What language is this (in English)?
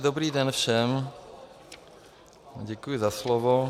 Czech